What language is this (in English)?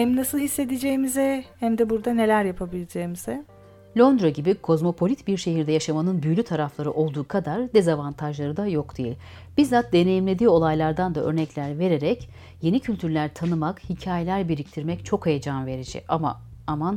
Turkish